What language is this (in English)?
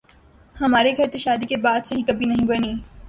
Urdu